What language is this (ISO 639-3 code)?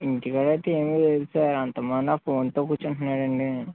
tel